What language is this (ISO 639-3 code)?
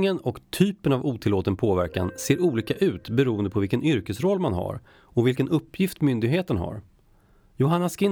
swe